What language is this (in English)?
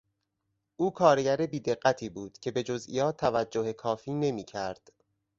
Persian